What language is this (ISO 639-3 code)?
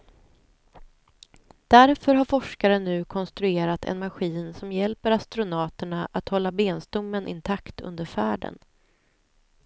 swe